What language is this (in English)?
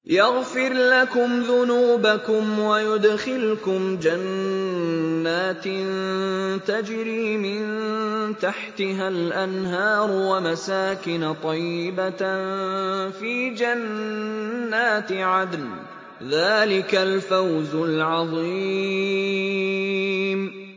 Arabic